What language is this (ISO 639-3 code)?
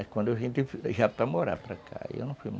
por